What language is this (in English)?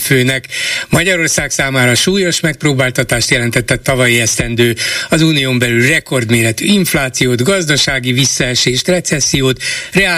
Hungarian